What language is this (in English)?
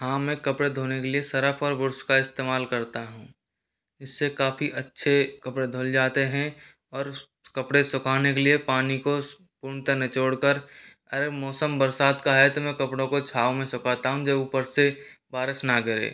Hindi